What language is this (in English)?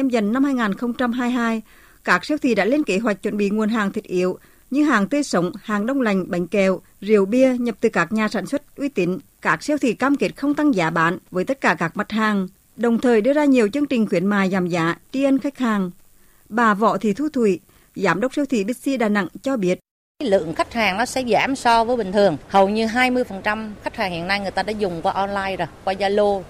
Vietnamese